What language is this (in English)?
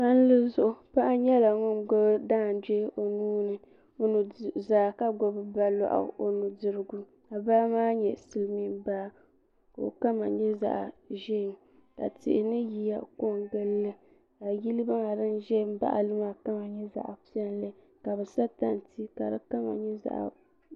Dagbani